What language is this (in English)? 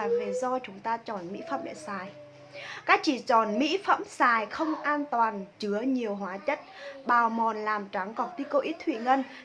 Vietnamese